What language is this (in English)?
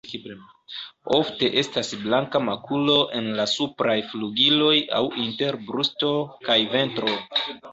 Esperanto